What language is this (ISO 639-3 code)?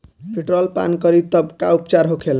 bho